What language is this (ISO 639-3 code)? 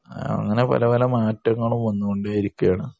mal